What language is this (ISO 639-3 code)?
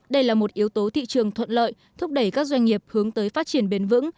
vie